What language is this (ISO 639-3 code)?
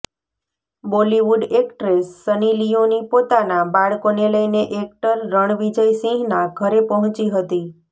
guj